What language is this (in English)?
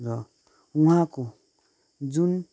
Nepali